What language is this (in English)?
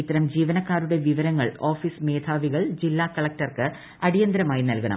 Malayalam